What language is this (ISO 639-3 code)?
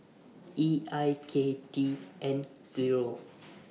eng